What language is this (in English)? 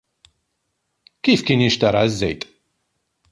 Maltese